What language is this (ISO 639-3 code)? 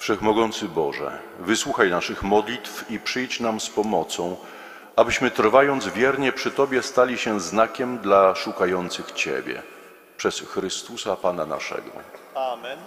pol